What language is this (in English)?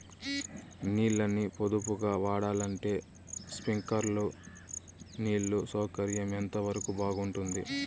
Telugu